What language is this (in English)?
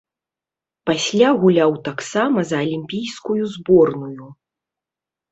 Belarusian